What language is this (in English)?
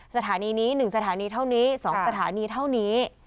Thai